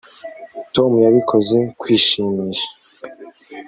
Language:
Kinyarwanda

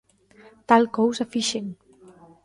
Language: Galician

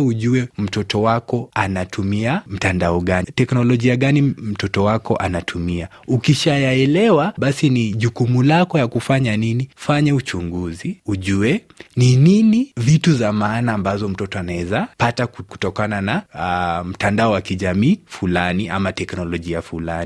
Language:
Swahili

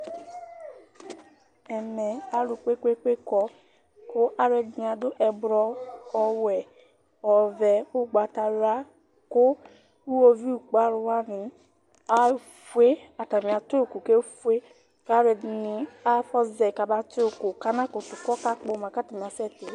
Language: Ikposo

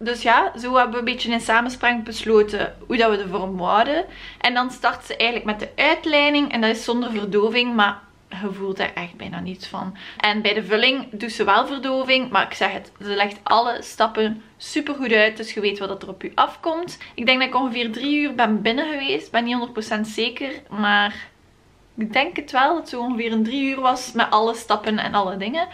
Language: Dutch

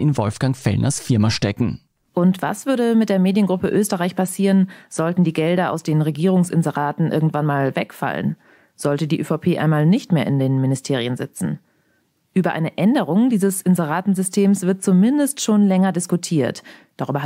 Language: German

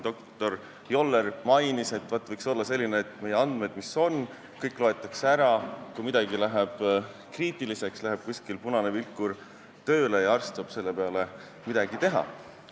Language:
Estonian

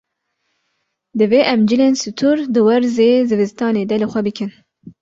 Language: Kurdish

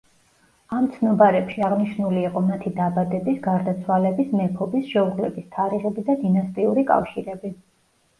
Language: Georgian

